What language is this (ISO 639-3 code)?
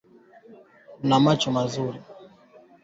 swa